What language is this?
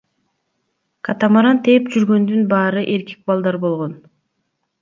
Kyrgyz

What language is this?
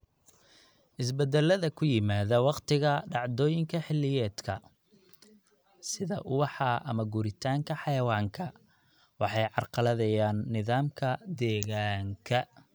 Somali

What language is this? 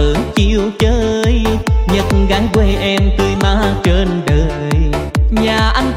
Vietnamese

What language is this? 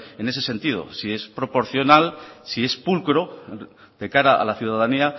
Spanish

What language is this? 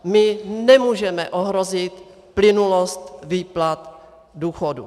Czech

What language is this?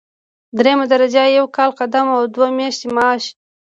Pashto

